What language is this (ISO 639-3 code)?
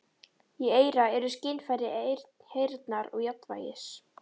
isl